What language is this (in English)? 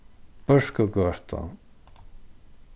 Faroese